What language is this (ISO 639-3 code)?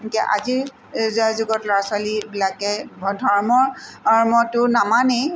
asm